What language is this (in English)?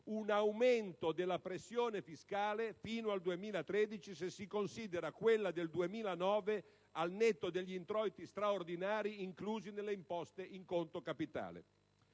Italian